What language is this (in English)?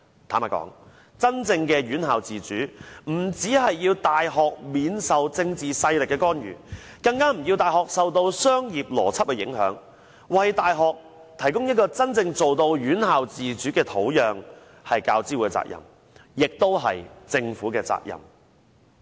Cantonese